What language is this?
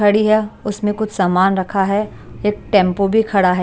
Hindi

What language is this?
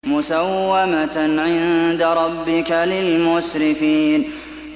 Arabic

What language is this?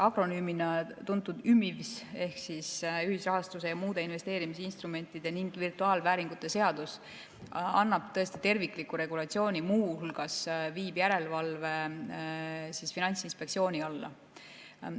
Estonian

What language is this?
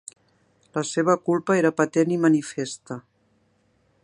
Catalan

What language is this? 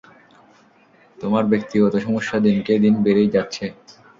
Bangla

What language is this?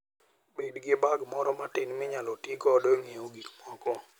Luo (Kenya and Tanzania)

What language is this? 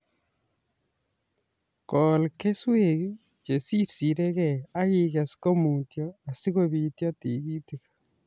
Kalenjin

